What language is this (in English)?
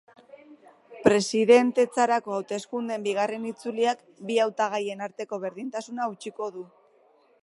Basque